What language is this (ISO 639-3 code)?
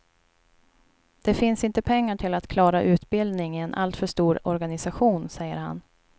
swe